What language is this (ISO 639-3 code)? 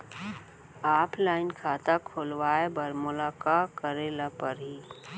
hne